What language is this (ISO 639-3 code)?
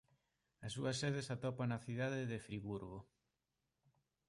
glg